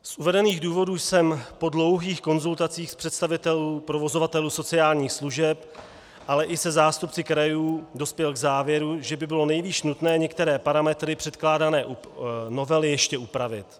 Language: Czech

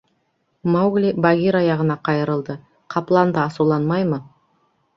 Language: Bashkir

